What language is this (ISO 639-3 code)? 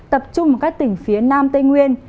vie